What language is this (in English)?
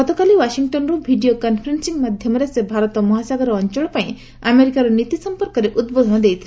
Odia